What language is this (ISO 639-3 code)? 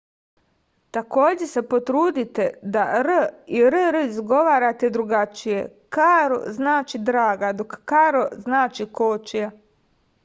srp